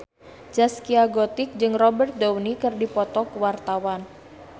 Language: Sundanese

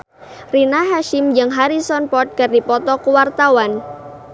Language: Sundanese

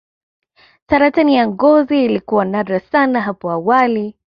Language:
Swahili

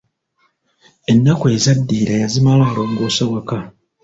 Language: Ganda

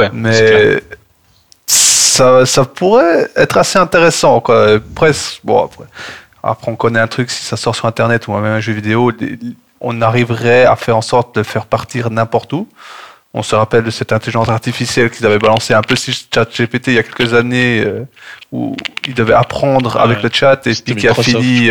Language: French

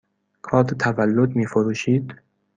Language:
Persian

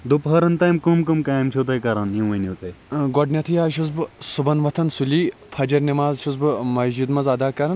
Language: Kashmiri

